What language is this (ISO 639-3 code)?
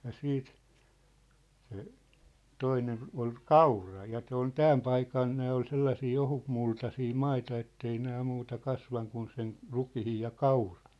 fin